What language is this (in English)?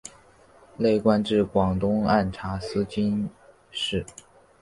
Chinese